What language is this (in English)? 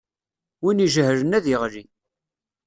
Kabyle